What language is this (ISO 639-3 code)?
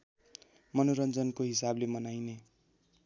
nep